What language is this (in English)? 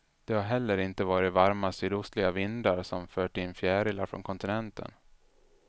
Swedish